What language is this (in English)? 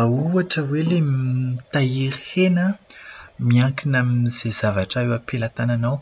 Malagasy